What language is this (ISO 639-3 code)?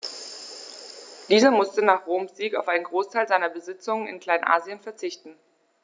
deu